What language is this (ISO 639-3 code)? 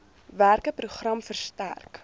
afr